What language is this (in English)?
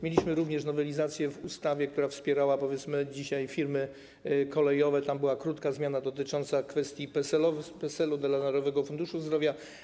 Polish